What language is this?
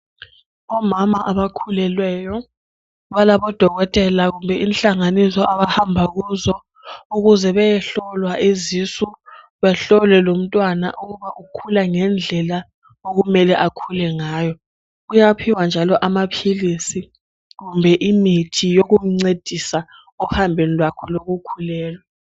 North Ndebele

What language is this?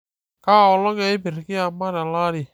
Masai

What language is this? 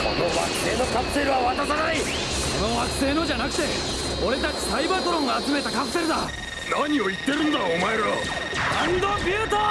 Japanese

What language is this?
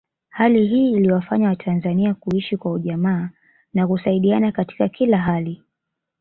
Swahili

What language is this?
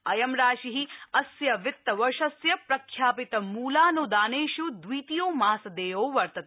Sanskrit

